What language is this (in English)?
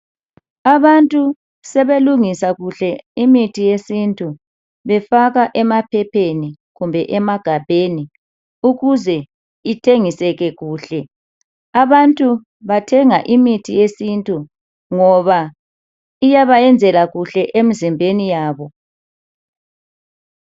North Ndebele